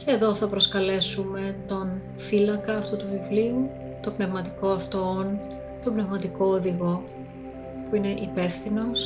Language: Greek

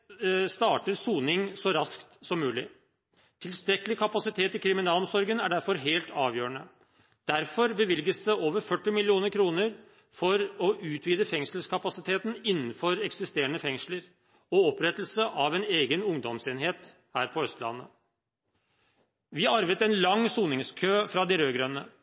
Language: Norwegian Bokmål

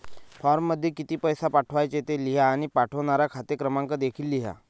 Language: Marathi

